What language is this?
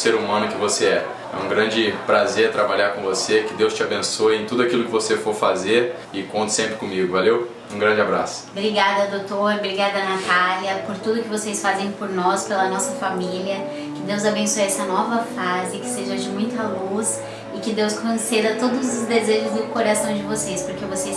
Portuguese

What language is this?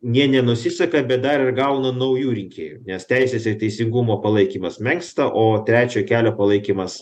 Lithuanian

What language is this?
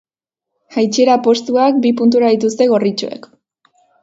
Basque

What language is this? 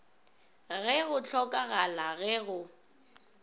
Northern Sotho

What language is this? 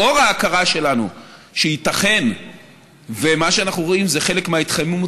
Hebrew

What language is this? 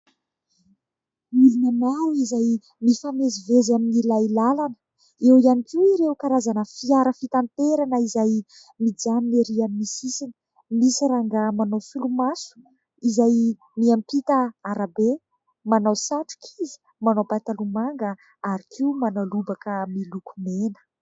Malagasy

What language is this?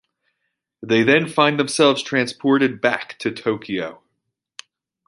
English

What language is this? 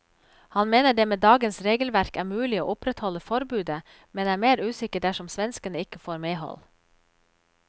Norwegian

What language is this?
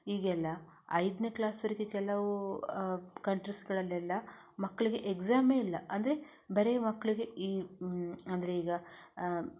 Kannada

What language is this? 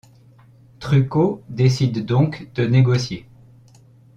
French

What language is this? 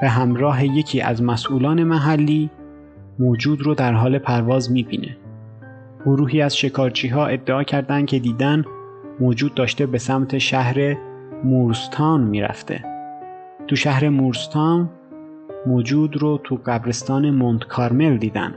Persian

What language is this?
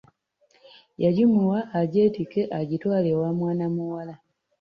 Ganda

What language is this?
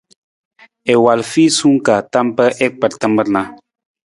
Nawdm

